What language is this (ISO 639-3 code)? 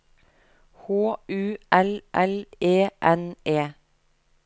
nor